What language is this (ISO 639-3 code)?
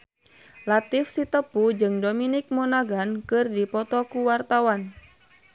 sun